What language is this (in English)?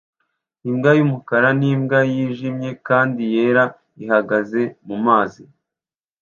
Kinyarwanda